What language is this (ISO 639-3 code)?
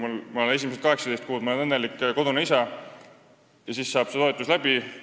est